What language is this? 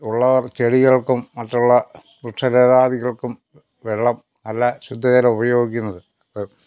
Malayalam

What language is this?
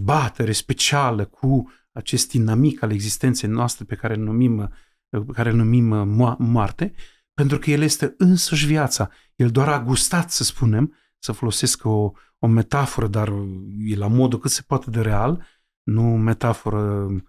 Romanian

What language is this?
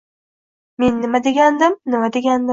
Uzbek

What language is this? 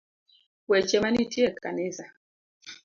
Luo (Kenya and Tanzania)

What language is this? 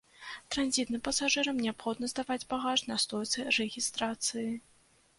Belarusian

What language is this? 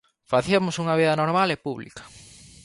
Galician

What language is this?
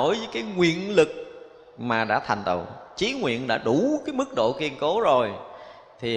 Vietnamese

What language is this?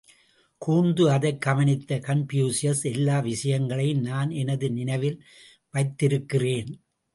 Tamil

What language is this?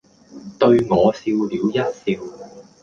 Cantonese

